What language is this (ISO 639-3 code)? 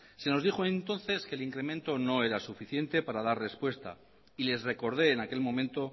spa